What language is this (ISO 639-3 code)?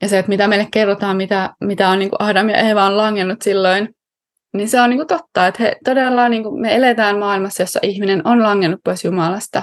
fin